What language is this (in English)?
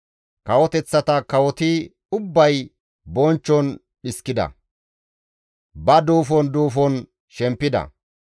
Gamo